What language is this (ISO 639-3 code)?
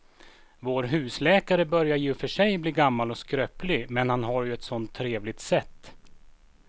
swe